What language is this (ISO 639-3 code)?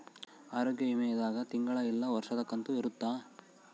kan